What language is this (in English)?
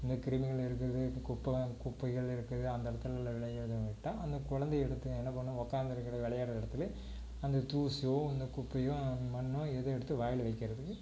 Tamil